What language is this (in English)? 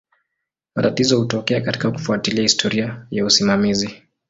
Swahili